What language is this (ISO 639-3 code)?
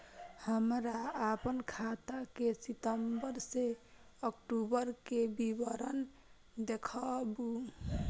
mai